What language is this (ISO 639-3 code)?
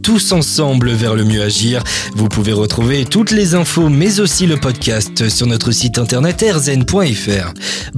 fra